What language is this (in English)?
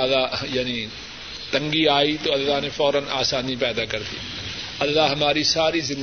Urdu